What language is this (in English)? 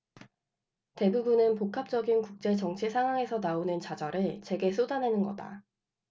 Korean